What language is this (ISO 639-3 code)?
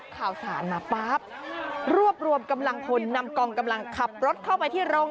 tha